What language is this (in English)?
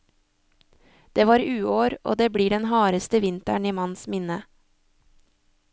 Norwegian